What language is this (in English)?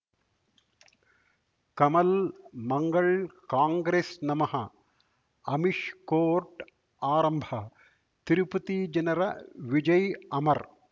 Kannada